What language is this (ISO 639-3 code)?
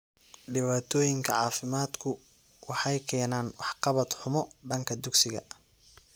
som